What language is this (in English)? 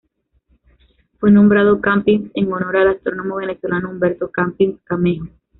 Spanish